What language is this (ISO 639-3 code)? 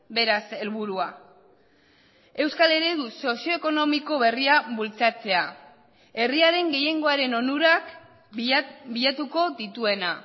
eus